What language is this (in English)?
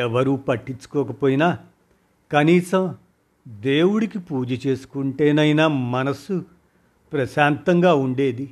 Telugu